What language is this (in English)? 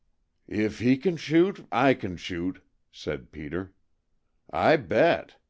English